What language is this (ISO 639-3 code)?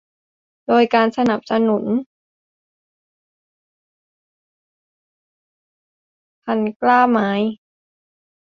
tha